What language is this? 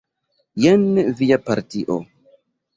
Esperanto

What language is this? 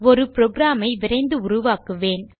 Tamil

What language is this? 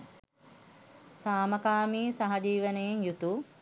Sinhala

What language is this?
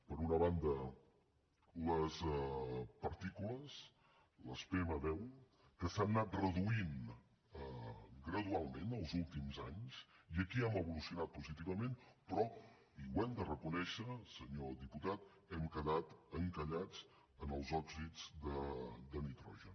Catalan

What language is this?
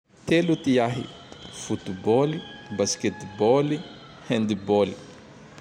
Tandroy-Mahafaly Malagasy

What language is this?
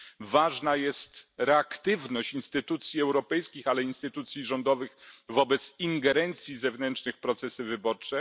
Polish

